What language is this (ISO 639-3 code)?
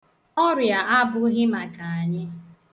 ibo